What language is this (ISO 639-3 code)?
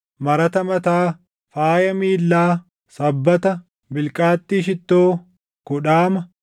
orm